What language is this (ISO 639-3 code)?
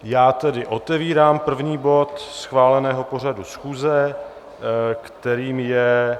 ces